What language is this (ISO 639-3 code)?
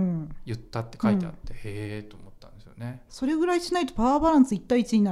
jpn